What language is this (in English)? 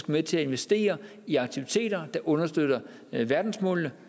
Danish